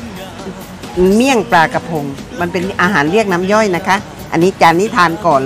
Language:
Thai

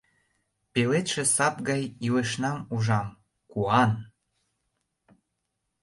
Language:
Mari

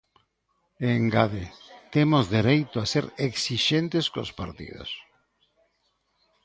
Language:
Galician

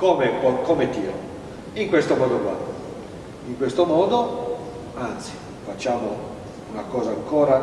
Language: Italian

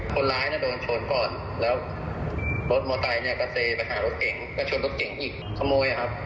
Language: Thai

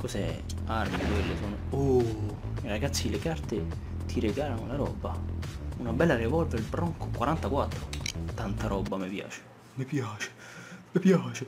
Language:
Italian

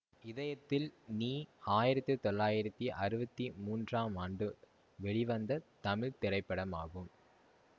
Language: Tamil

